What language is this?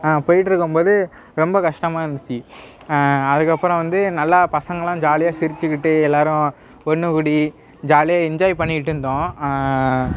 Tamil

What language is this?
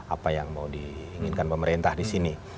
Indonesian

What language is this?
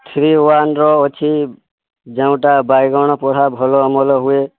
Odia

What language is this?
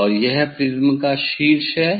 Hindi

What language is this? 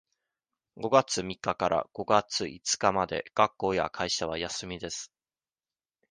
Japanese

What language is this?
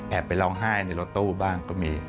Thai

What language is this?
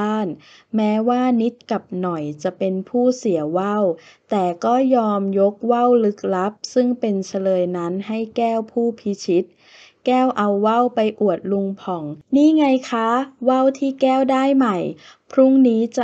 Thai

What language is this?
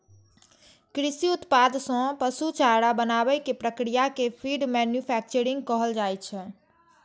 Maithili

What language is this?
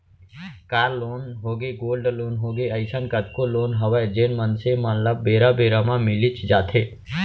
Chhattisgarhi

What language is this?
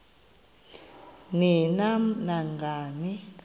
Xhosa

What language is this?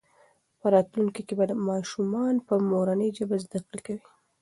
Pashto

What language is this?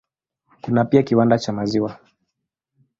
Swahili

